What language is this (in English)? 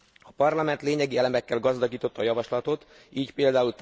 Hungarian